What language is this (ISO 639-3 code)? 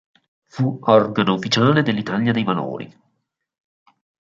ita